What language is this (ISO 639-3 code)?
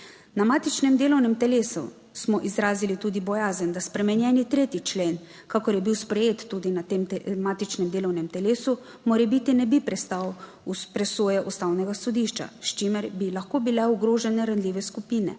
slv